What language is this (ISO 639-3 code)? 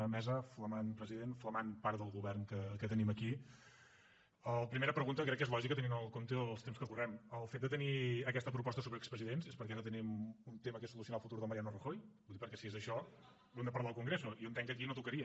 cat